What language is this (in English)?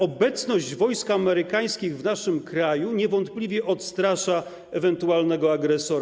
Polish